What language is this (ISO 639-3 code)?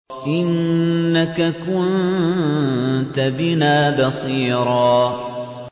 ara